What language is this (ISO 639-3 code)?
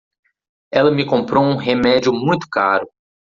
por